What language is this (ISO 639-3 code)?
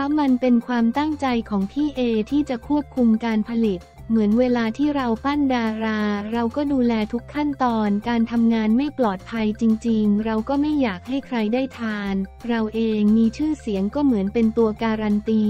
tha